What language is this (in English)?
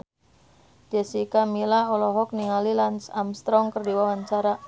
Sundanese